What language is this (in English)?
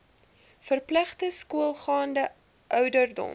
Afrikaans